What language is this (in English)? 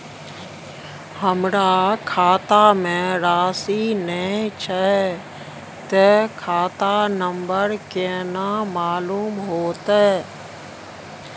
Maithili